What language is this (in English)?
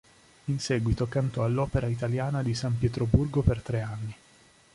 Italian